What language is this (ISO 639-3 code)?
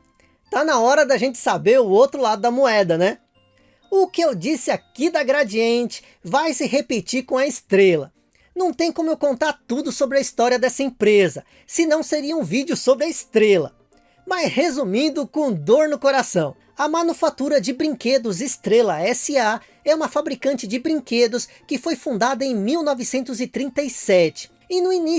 por